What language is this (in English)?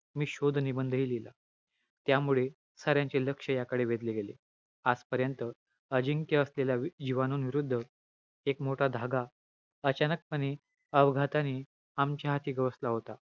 Marathi